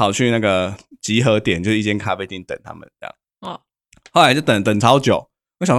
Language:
Chinese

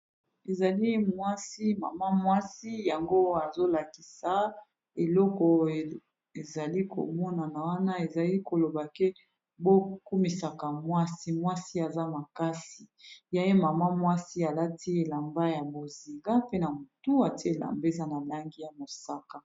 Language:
Lingala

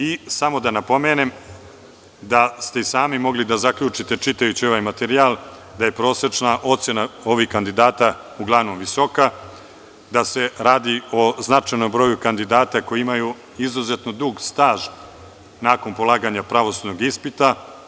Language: Serbian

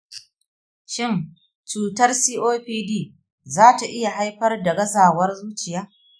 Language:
Hausa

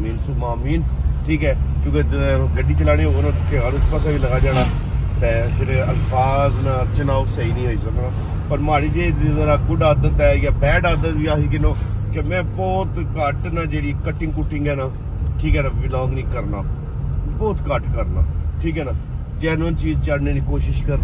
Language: Punjabi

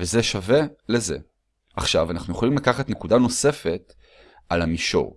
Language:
Hebrew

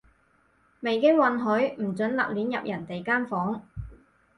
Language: Cantonese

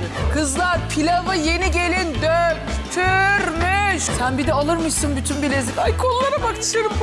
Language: Turkish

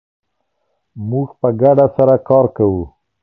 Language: Pashto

